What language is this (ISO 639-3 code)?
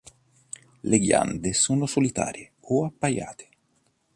ita